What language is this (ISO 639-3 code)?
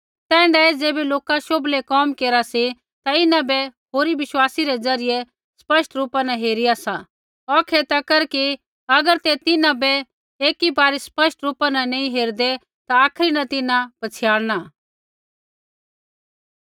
kfx